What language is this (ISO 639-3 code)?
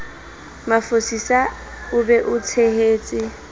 sot